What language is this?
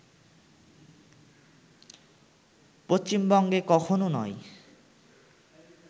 Bangla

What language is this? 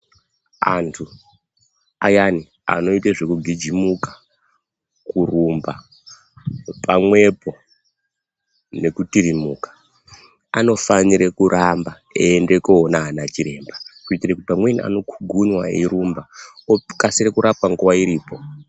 Ndau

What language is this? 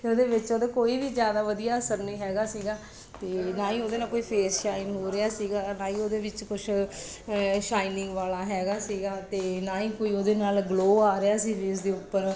Punjabi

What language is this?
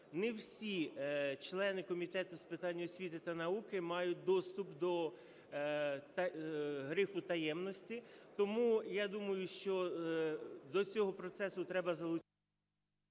Ukrainian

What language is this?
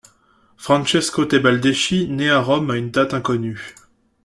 French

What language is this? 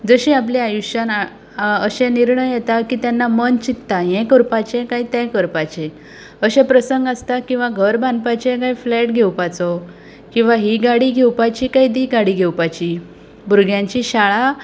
Konkani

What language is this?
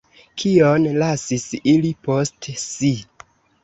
Esperanto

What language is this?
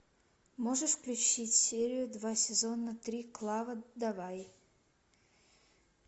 Russian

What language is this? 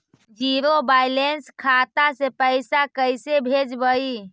Magahi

